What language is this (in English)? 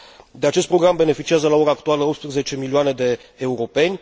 Romanian